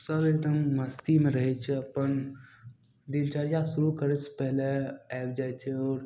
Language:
Maithili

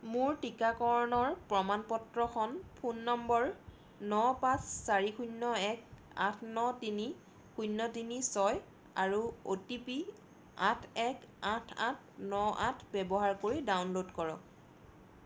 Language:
Assamese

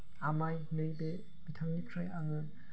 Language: Bodo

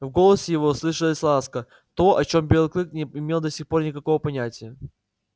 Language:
Russian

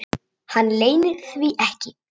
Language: Icelandic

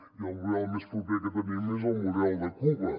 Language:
Catalan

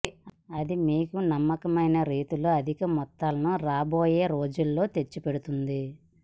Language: Telugu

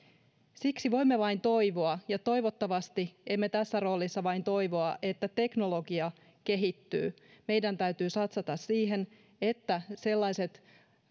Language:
Finnish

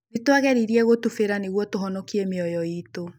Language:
Kikuyu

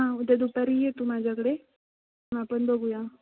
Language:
Marathi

